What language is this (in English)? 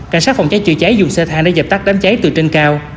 Vietnamese